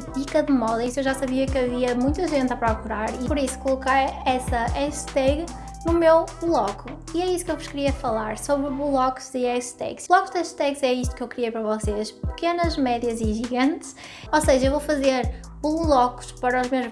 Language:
Portuguese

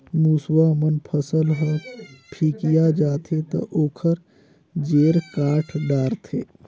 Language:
Chhattisgarhi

